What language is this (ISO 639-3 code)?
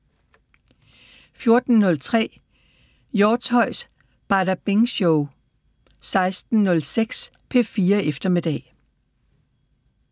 dan